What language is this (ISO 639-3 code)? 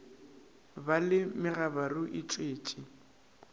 nso